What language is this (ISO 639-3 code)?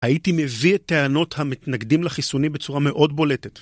heb